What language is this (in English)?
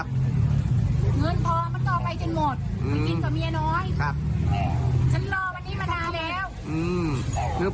Thai